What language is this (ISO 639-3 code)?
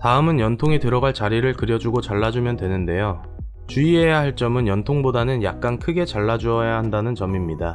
kor